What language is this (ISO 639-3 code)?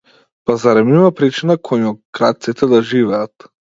mkd